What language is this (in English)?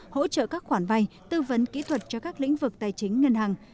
Vietnamese